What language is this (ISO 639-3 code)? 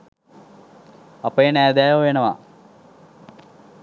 sin